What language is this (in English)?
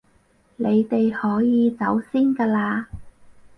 Cantonese